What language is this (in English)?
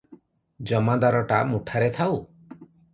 Odia